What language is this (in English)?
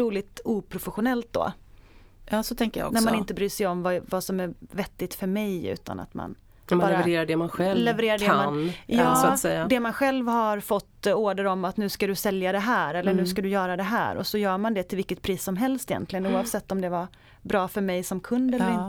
Swedish